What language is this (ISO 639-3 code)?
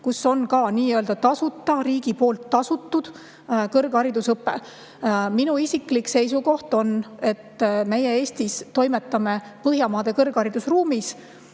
est